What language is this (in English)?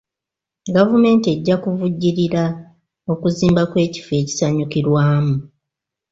Ganda